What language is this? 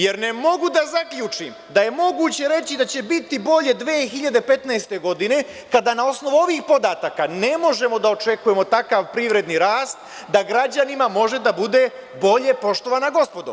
Serbian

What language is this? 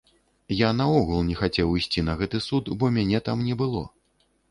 Belarusian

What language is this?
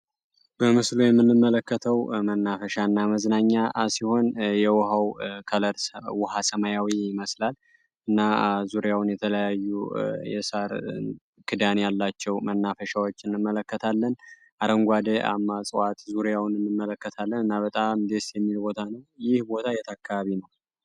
Amharic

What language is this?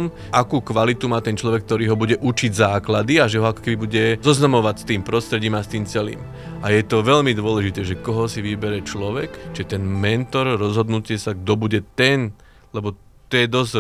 Slovak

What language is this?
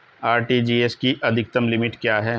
Hindi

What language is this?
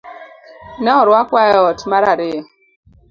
Luo (Kenya and Tanzania)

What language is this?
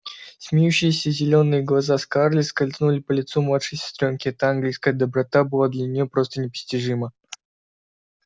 Russian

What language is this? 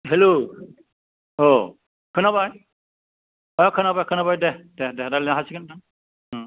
Bodo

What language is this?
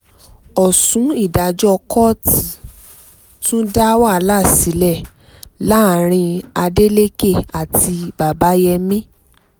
Yoruba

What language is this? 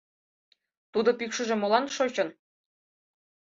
Mari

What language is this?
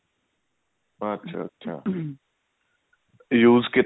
Punjabi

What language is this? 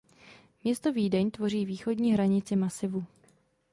Czech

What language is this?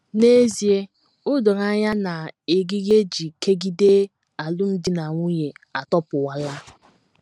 Igbo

